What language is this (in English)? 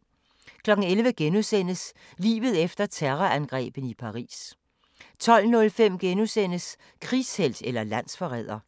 Danish